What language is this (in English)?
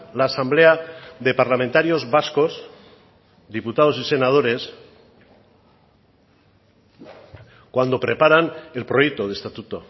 Spanish